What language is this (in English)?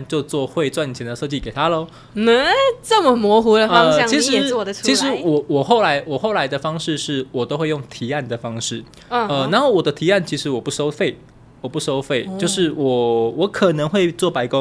Chinese